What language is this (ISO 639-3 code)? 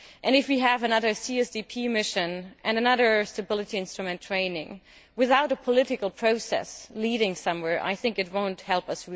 eng